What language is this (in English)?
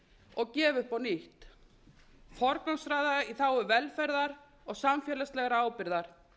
Icelandic